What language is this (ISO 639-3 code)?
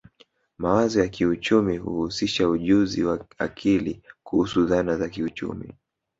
swa